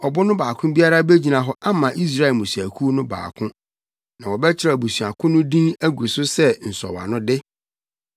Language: Akan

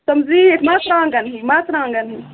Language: Kashmiri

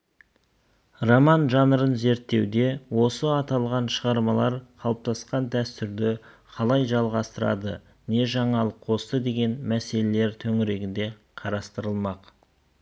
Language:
Kazakh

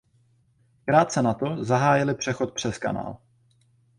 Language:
Czech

